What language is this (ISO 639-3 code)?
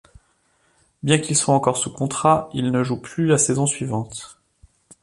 fra